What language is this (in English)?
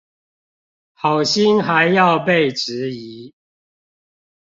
Chinese